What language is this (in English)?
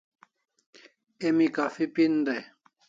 Kalasha